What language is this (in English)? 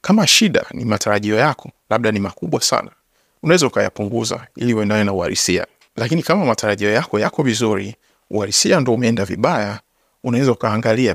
Swahili